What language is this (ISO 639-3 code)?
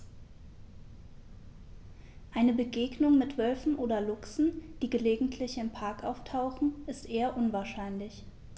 deu